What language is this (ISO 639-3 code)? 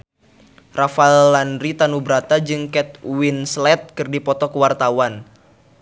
sun